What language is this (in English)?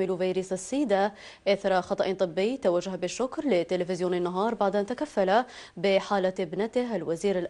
Arabic